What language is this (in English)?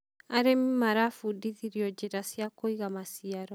Kikuyu